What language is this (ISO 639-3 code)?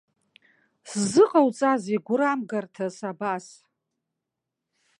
abk